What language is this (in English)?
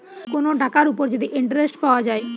Bangla